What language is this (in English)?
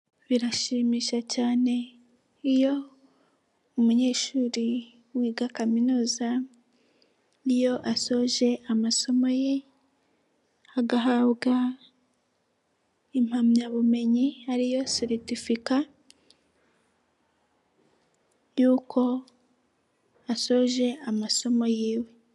Kinyarwanda